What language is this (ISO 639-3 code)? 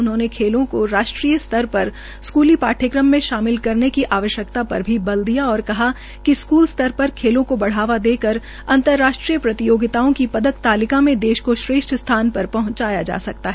hin